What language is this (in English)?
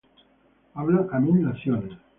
Spanish